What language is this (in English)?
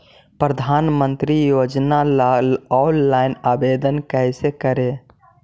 Magahi